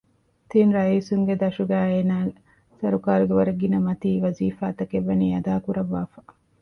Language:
Divehi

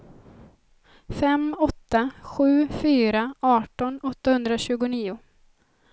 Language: Swedish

